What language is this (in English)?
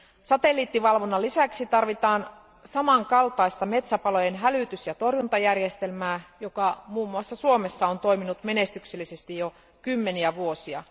Finnish